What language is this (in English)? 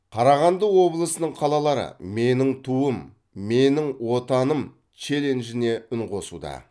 Kazakh